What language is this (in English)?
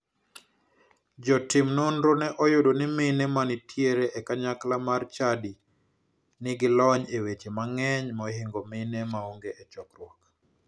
Luo (Kenya and Tanzania)